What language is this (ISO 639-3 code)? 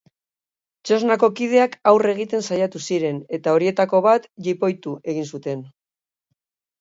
eus